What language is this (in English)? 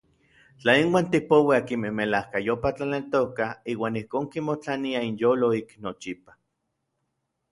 Orizaba Nahuatl